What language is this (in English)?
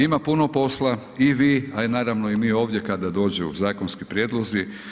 Croatian